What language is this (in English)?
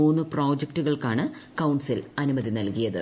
Malayalam